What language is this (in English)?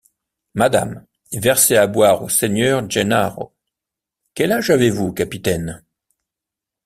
French